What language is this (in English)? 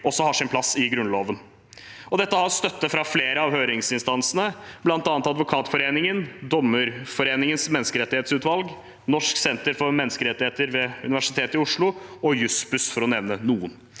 Norwegian